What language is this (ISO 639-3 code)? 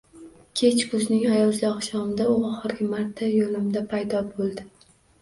uzb